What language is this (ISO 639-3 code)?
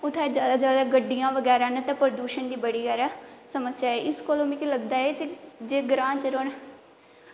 doi